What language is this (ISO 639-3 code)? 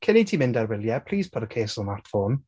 cym